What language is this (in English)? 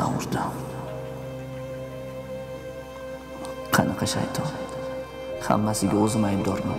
Turkish